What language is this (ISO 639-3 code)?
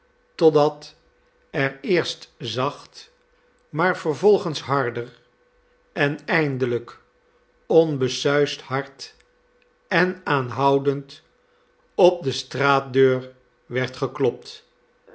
nld